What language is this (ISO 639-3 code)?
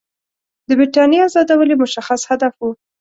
pus